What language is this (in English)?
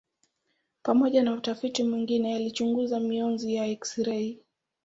Swahili